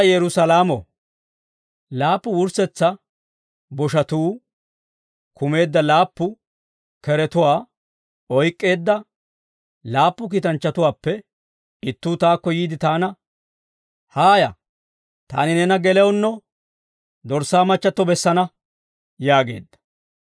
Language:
Dawro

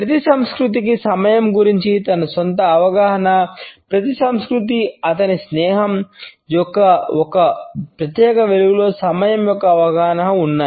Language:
Telugu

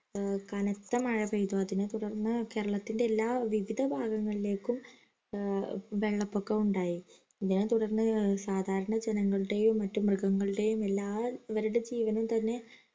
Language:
Malayalam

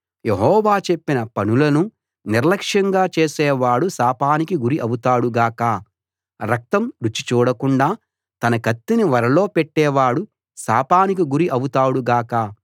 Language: Telugu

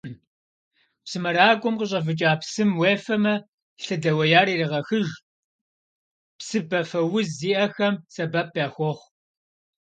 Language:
Kabardian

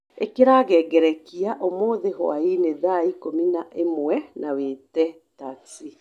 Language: Kikuyu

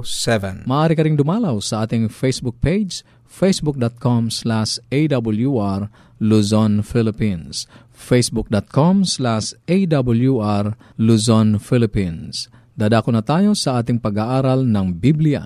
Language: Filipino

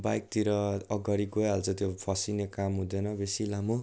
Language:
Nepali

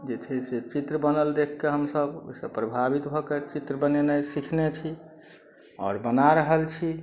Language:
Maithili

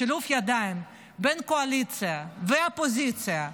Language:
Hebrew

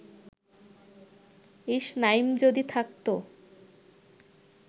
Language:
Bangla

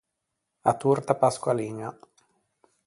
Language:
Ligurian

